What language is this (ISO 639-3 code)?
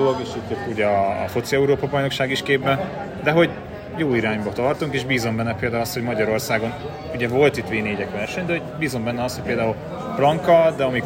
hun